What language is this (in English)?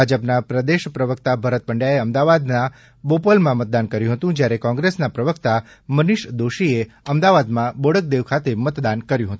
Gujarati